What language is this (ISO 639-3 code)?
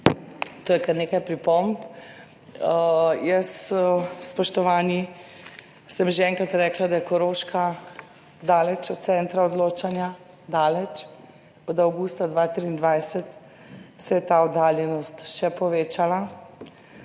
slv